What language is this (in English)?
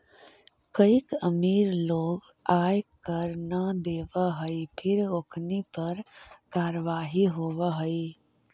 Magahi